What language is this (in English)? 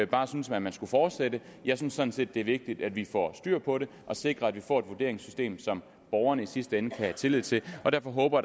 Danish